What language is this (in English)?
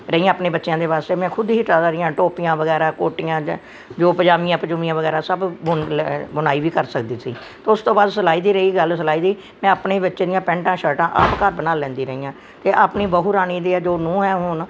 Punjabi